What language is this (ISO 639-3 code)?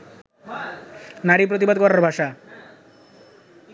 ben